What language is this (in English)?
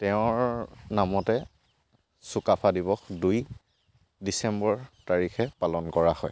Assamese